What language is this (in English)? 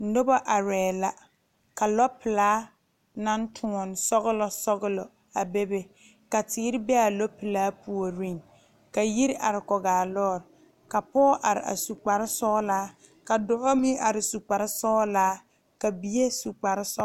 Southern Dagaare